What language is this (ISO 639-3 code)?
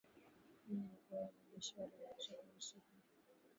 swa